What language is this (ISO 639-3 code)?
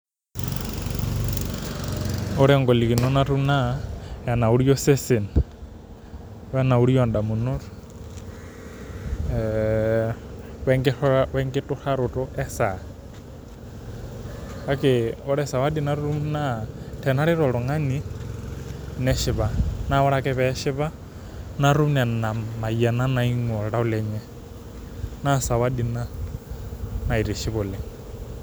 mas